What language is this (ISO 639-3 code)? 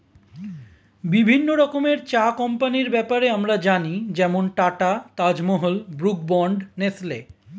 ben